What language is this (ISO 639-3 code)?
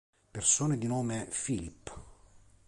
ita